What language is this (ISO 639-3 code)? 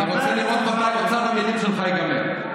heb